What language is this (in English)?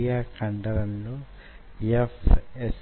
Telugu